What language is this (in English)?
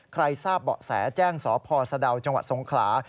Thai